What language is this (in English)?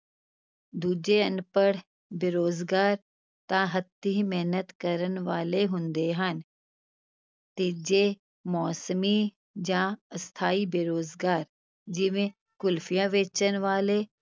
Punjabi